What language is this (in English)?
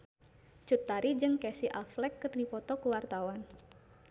Sundanese